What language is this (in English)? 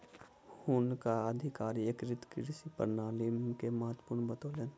Maithili